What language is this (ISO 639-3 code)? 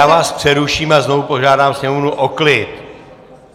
ces